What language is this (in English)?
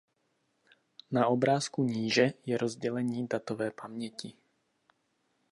Czech